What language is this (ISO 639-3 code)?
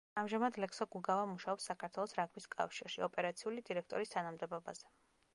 kat